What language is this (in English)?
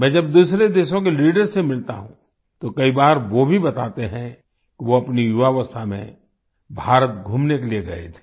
Hindi